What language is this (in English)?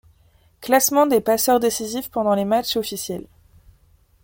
French